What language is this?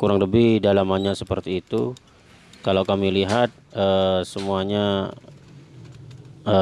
Indonesian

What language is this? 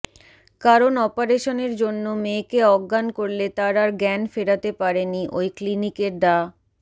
Bangla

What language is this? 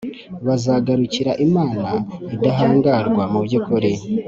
Kinyarwanda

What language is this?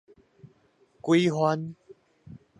Min Nan Chinese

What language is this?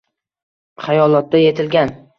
Uzbek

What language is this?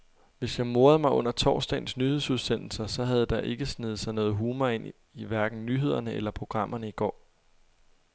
Danish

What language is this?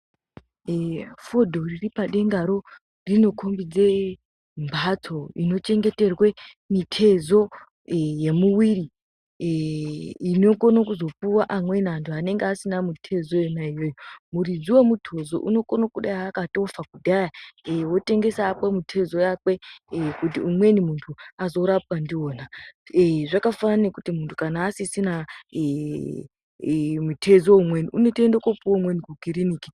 Ndau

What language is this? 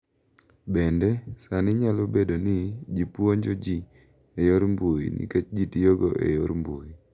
Luo (Kenya and Tanzania)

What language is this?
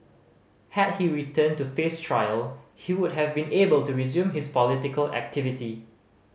English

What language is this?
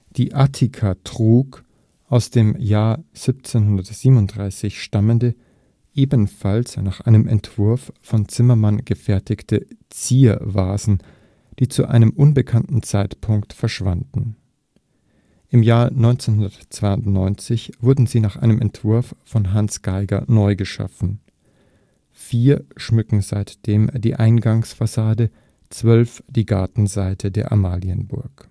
German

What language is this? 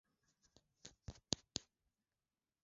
Swahili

